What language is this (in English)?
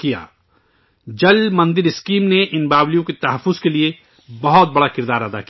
Urdu